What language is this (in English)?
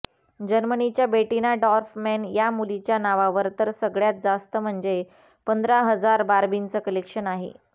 Marathi